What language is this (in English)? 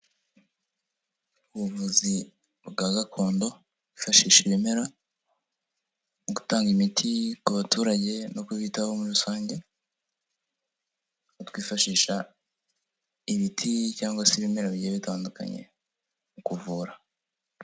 Kinyarwanda